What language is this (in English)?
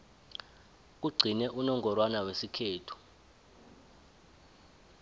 South Ndebele